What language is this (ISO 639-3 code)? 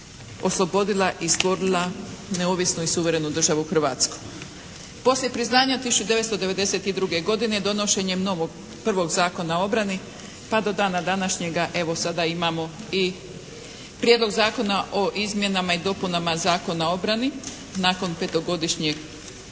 hrv